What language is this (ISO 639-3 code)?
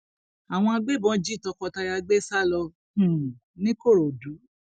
yor